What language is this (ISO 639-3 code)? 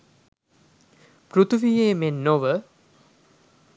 sin